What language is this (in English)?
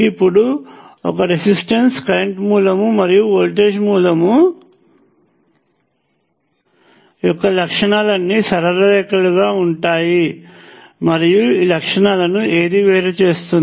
Telugu